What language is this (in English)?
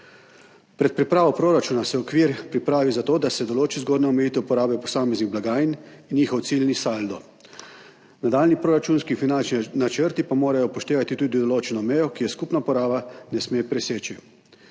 Slovenian